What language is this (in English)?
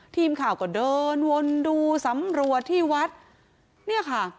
Thai